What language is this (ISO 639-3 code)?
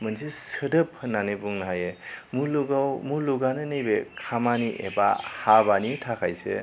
brx